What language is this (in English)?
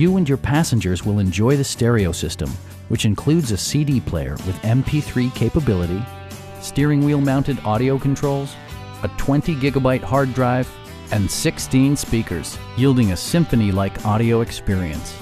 English